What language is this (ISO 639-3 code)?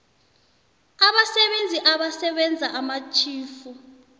nbl